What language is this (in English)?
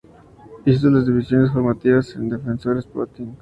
Spanish